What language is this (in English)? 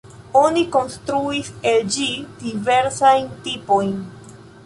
Esperanto